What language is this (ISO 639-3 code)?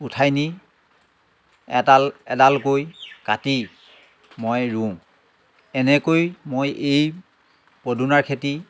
asm